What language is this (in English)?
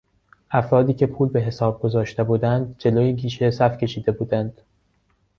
Persian